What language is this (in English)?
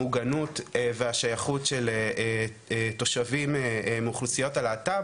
Hebrew